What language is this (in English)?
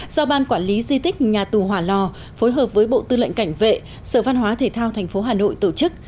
Vietnamese